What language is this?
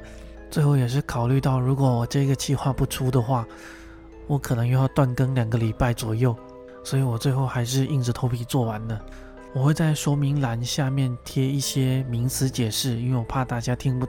Chinese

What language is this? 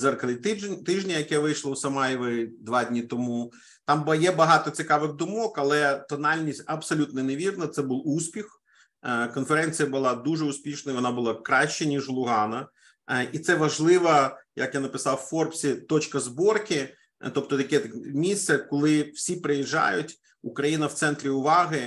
Ukrainian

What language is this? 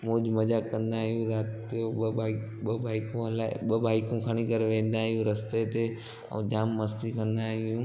Sindhi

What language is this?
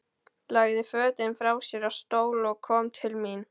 Icelandic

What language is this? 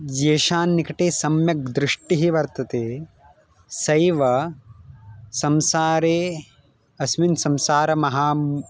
Sanskrit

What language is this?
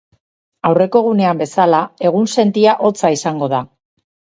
Basque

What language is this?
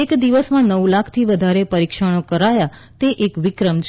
Gujarati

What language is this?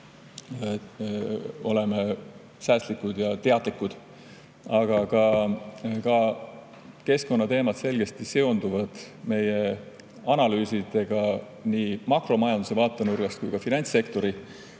Estonian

